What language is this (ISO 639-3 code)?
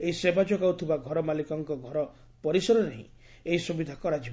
ori